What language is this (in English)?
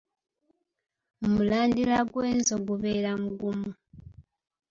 Ganda